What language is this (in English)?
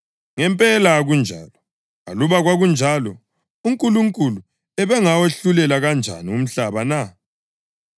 North Ndebele